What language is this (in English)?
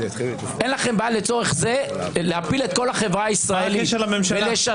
Hebrew